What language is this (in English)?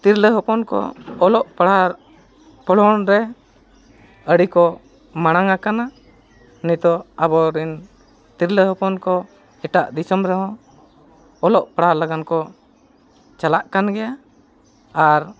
Santali